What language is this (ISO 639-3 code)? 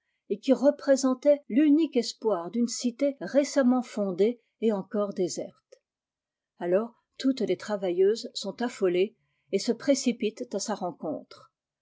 fra